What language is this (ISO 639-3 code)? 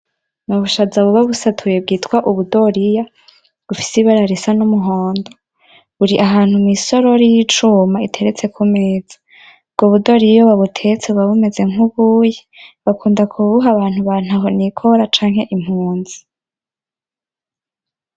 run